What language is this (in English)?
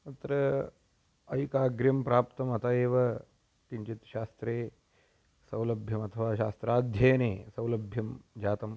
Sanskrit